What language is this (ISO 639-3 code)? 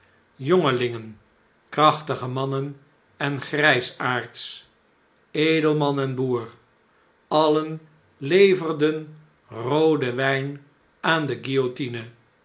nld